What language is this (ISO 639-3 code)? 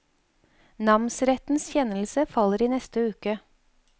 nor